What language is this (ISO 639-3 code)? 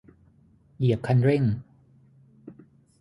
tha